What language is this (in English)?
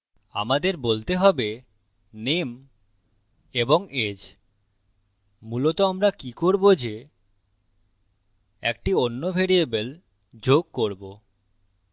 Bangla